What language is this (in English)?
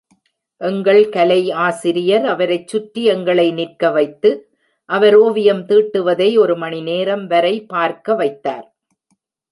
Tamil